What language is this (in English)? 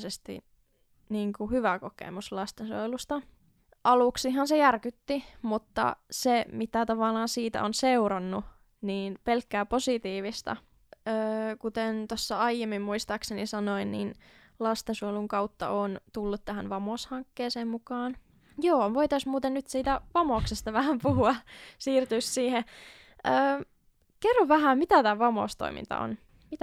Finnish